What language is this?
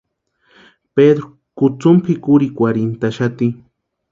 Western Highland Purepecha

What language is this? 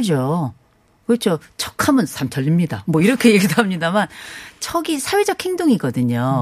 Korean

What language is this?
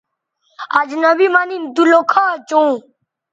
Bateri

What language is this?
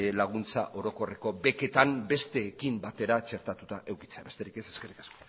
Basque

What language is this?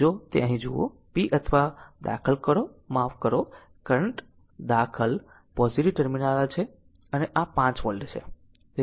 Gujarati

